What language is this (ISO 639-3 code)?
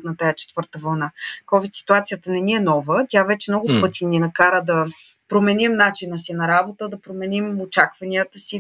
bul